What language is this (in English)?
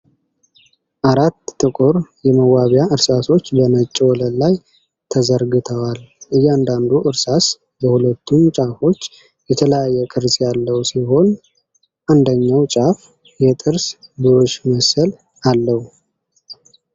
Amharic